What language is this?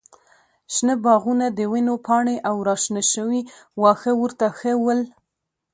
Pashto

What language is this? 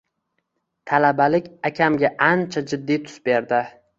Uzbek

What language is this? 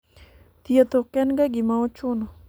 Luo (Kenya and Tanzania)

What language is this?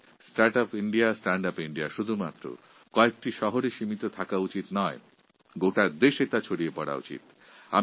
Bangla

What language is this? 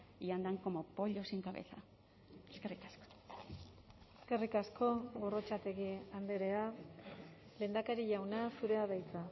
Basque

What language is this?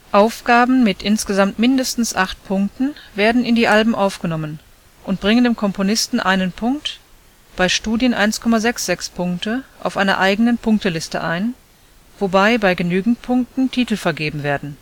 German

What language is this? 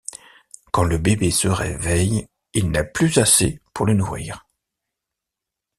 French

